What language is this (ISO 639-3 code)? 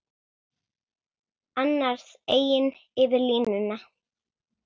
isl